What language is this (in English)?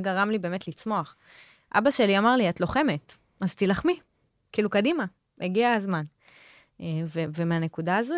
Hebrew